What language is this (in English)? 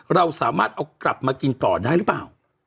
Thai